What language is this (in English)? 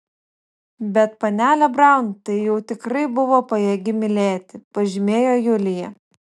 Lithuanian